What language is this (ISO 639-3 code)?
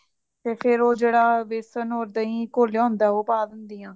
pan